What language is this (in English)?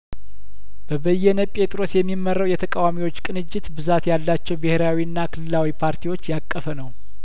Amharic